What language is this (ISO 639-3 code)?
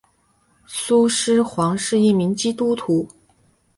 zho